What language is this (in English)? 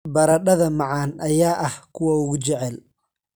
Somali